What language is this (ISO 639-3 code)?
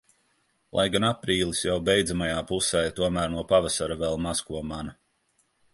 lav